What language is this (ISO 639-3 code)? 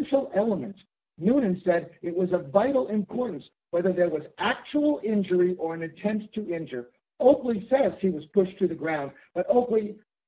eng